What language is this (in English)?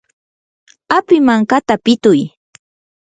Yanahuanca Pasco Quechua